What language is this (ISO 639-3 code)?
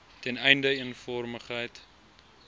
afr